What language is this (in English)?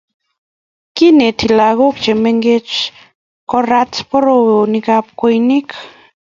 Kalenjin